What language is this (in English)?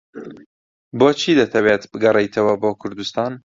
Central Kurdish